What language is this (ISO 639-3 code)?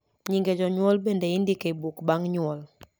luo